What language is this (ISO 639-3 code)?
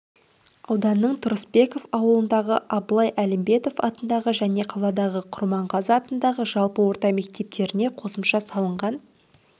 kaz